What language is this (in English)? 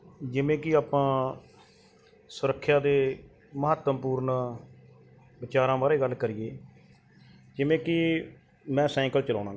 Punjabi